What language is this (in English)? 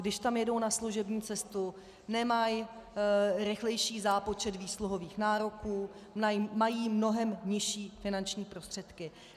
Czech